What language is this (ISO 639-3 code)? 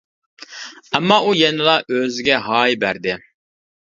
uig